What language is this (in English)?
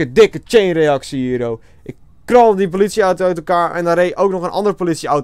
Dutch